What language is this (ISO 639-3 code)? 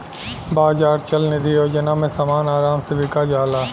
bho